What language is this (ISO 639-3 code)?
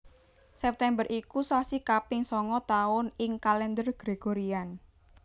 jav